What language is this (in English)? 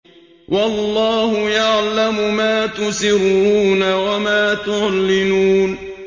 Arabic